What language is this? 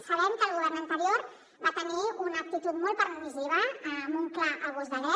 Catalan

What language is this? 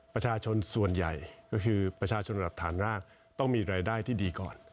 Thai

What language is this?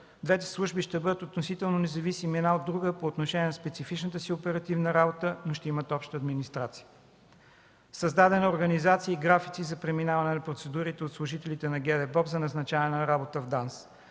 Bulgarian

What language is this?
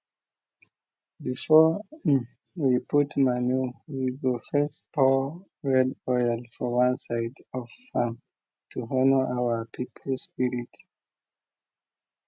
Nigerian Pidgin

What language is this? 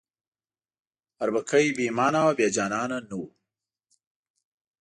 Pashto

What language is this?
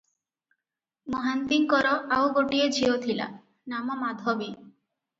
Odia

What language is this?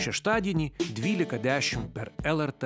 Lithuanian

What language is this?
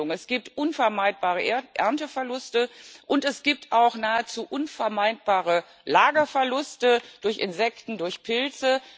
German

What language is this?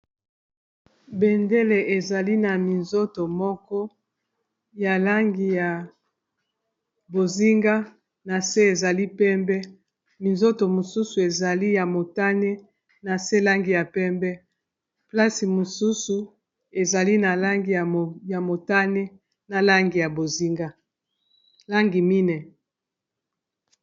Lingala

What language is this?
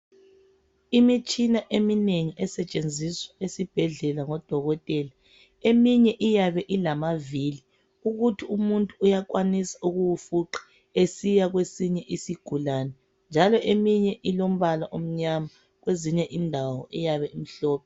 North Ndebele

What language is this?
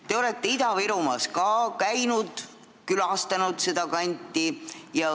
Estonian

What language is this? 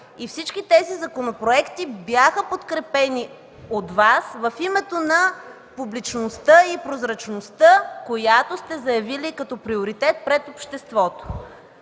Bulgarian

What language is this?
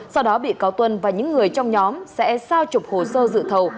Vietnamese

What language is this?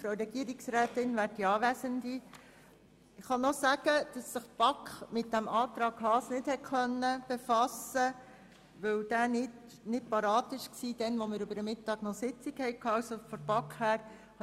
Swiss German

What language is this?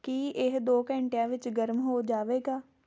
Punjabi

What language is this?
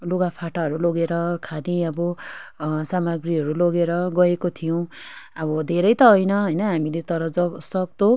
Nepali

